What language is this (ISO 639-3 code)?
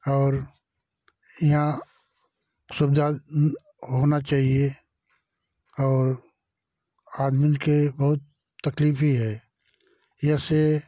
hin